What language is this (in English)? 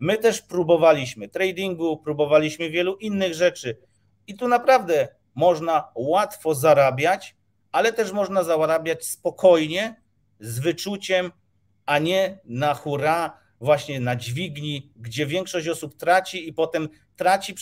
Polish